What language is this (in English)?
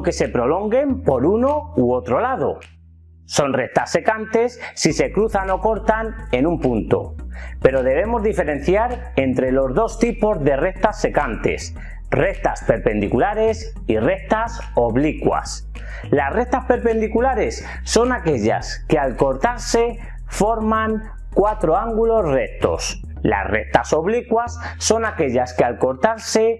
Spanish